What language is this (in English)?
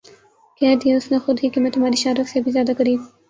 Urdu